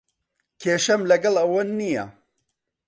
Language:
Central Kurdish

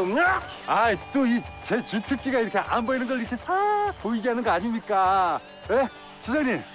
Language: Korean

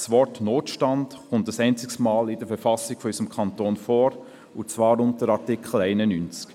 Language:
Swiss German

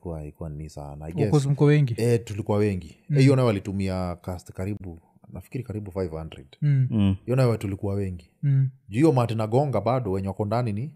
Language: Swahili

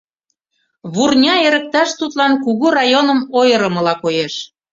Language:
Mari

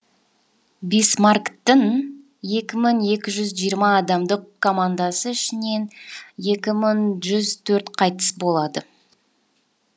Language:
Kazakh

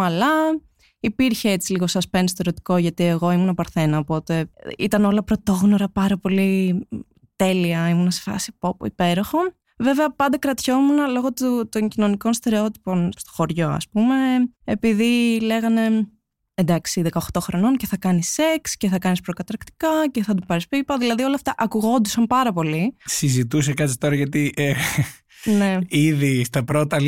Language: Greek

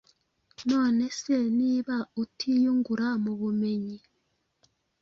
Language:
Kinyarwanda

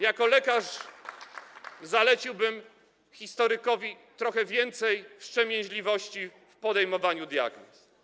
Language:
Polish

